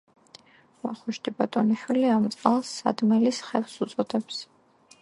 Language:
Georgian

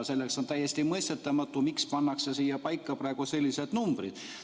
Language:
Estonian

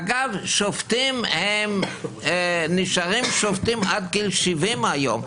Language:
Hebrew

